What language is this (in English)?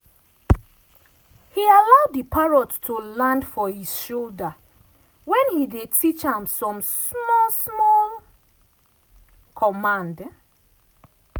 Nigerian Pidgin